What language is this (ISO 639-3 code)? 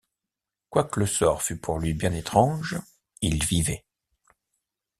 fra